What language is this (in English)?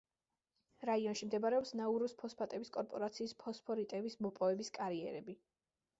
Georgian